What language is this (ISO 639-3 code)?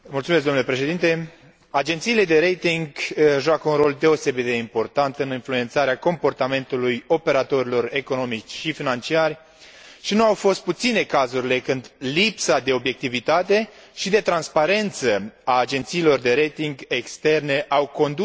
ron